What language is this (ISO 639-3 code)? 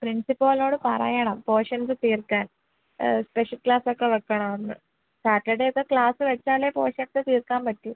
mal